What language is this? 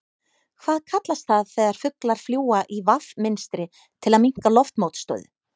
Icelandic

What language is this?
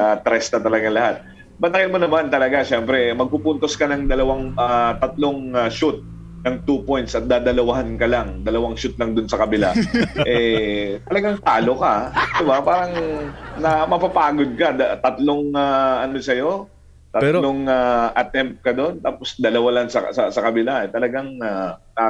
Filipino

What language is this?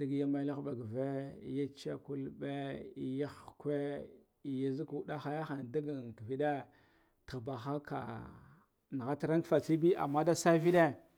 Guduf-Gava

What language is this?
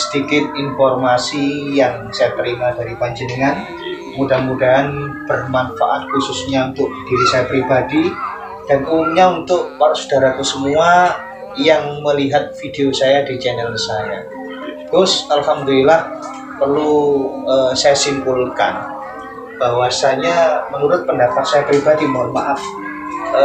Indonesian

